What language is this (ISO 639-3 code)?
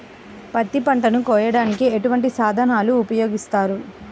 tel